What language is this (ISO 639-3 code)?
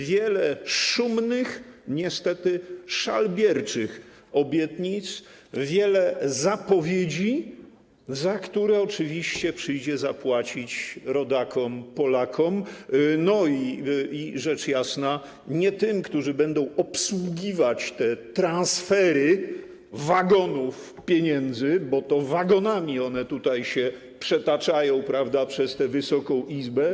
pol